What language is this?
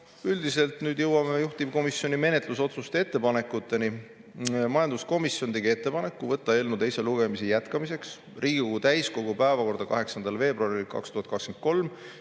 Estonian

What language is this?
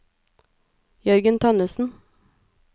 Norwegian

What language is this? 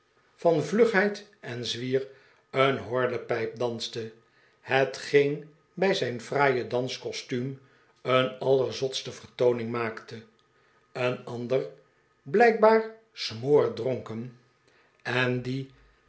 Dutch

